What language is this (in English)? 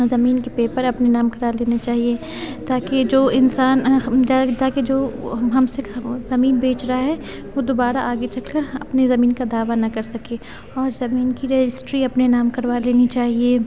Urdu